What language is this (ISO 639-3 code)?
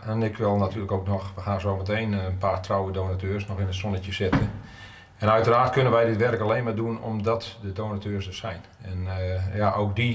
nld